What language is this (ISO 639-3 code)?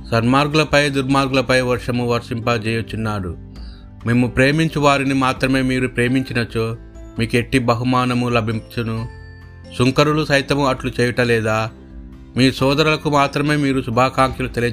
tel